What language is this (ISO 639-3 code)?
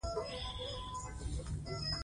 pus